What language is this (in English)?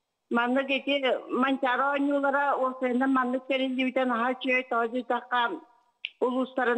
Turkish